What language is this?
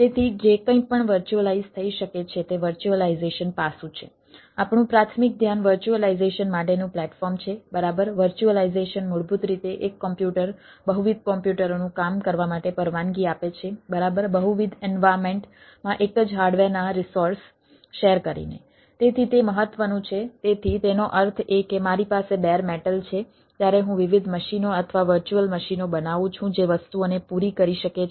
Gujarati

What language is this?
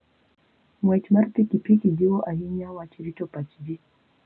Luo (Kenya and Tanzania)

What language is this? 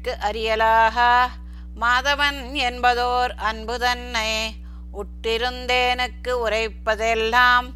Tamil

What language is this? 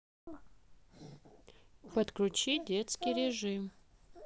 Russian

